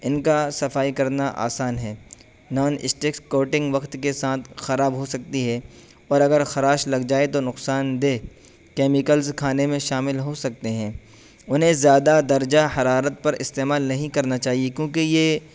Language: Urdu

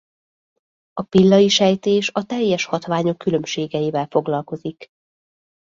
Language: Hungarian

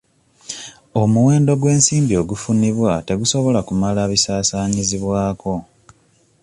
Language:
Ganda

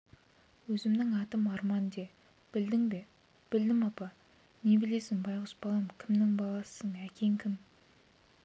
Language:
Kazakh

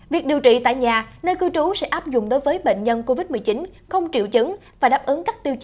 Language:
Vietnamese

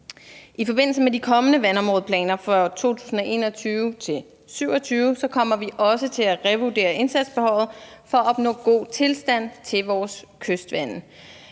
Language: Danish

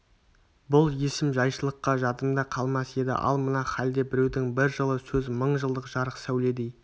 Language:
Kazakh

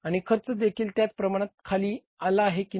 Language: Marathi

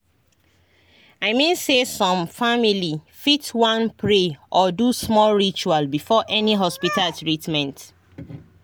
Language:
Nigerian Pidgin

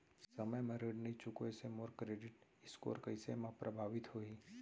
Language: Chhattisgarhi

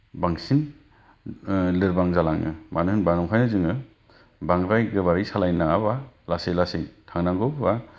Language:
Bodo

